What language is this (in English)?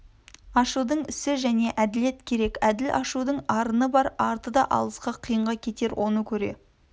Kazakh